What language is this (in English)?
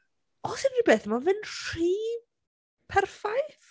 Welsh